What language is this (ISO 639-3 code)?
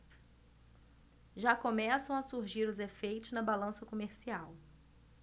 por